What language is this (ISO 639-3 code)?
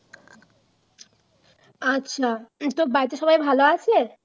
ben